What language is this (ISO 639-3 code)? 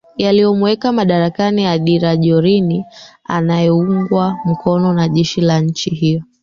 swa